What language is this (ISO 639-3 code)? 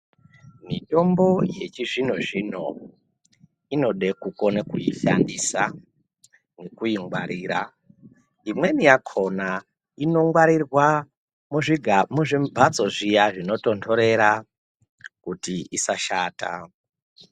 ndc